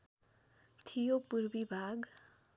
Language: Nepali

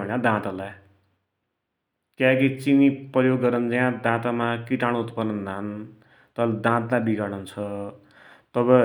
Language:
Dotyali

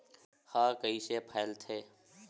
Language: Chhattisgarhi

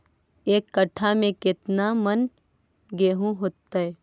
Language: Magahi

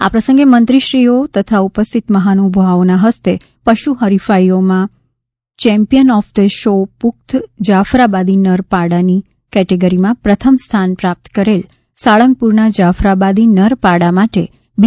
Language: Gujarati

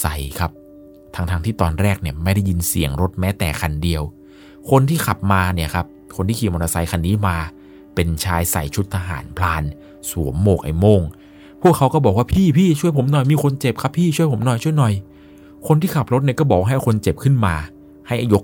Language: Thai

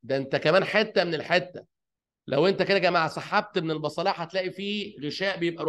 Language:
Arabic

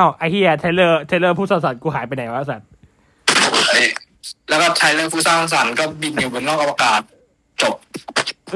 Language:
Thai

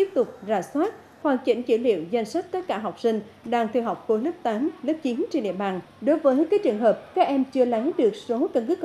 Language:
Vietnamese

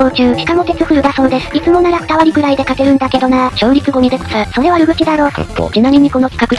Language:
Japanese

